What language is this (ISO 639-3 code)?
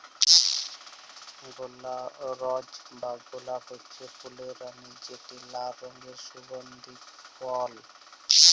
ben